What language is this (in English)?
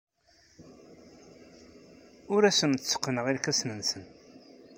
Kabyle